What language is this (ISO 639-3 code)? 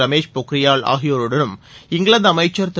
tam